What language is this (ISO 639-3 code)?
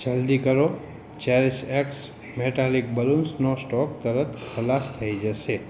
guj